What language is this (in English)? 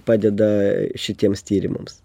Lithuanian